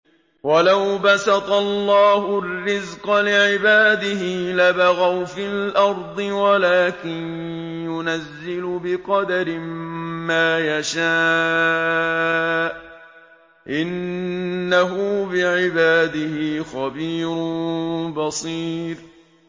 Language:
Arabic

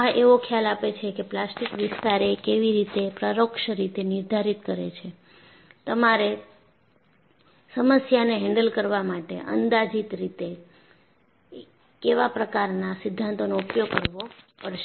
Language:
Gujarati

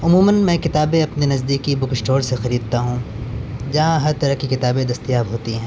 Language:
Urdu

